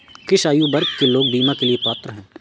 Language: Hindi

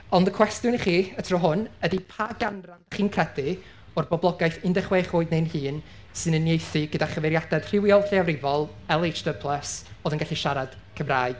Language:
Welsh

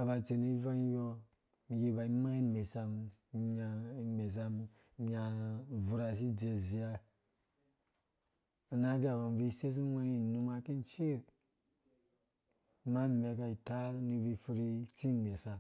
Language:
Dũya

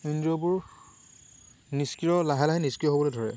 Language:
Assamese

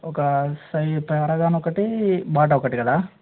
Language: Telugu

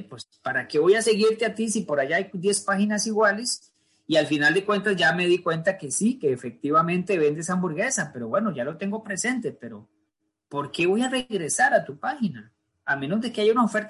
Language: Spanish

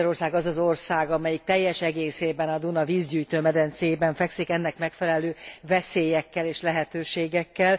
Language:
Hungarian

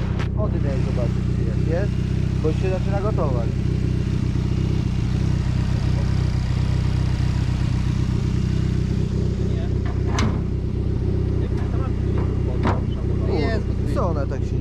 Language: Polish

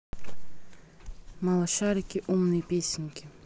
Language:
Russian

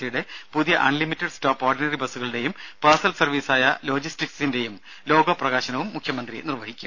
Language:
Malayalam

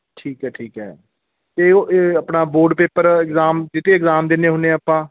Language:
Punjabi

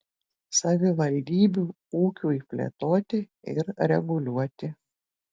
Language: Lithuanian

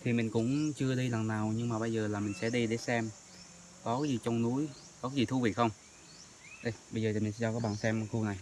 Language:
Vietnamese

